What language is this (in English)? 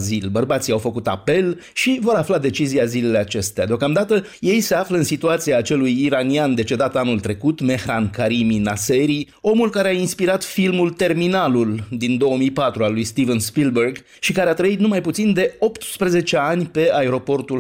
Romanian